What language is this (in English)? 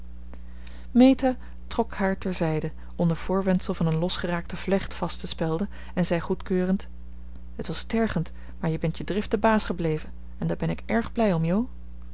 Dutch